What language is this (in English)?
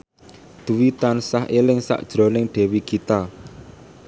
Javanese